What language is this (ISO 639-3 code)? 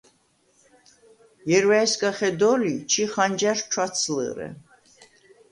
sva